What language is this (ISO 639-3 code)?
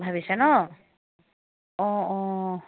asm